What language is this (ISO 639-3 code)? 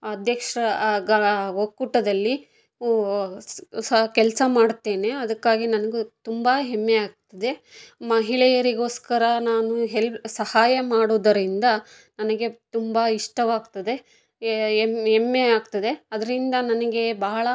kan